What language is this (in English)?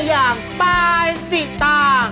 Thai